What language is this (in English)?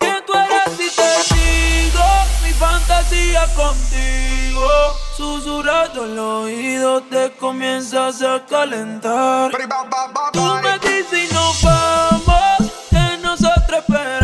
Italian